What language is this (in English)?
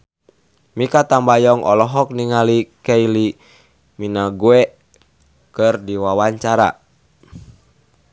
Sundanese